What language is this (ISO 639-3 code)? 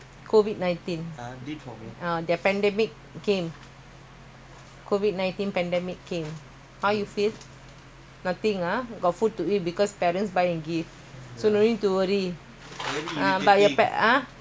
eng